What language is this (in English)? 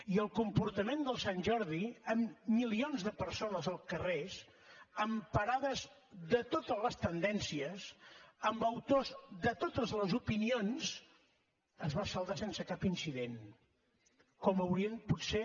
Catalan